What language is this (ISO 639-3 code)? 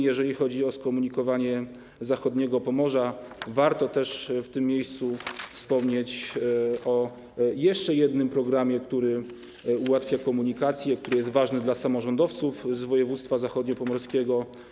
pol